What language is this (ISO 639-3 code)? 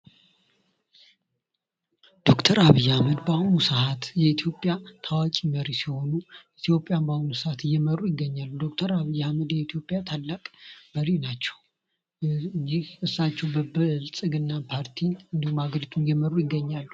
amh